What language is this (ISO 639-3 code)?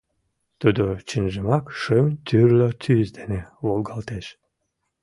chm